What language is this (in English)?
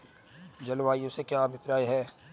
Hindi